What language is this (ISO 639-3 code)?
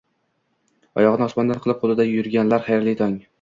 uzb